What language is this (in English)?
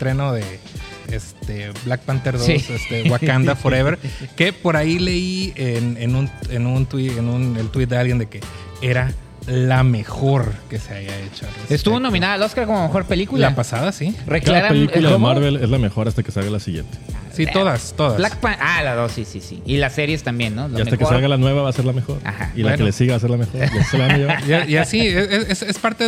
Spanish